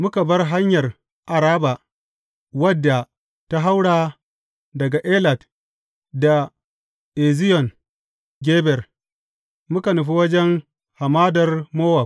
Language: Hausa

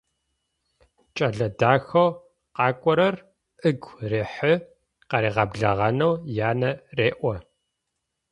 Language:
Adyghe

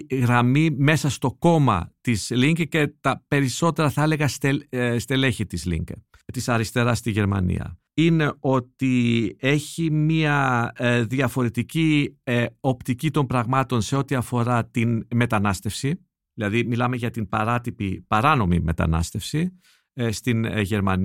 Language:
Greek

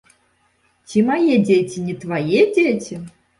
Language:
Belarusian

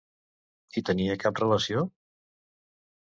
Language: Catalan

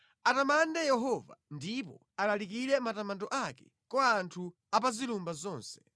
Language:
Nyanja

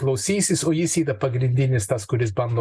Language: Lithuanian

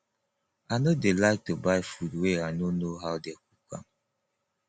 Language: Nigerian Pidgin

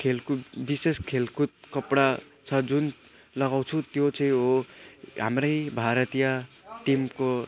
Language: Nepali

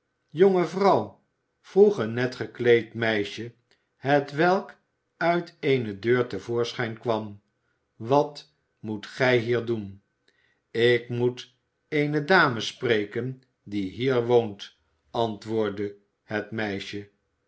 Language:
Dutch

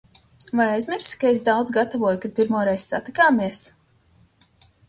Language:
Latvian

